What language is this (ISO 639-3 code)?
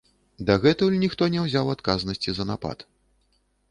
bel